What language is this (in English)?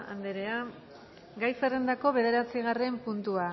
Basque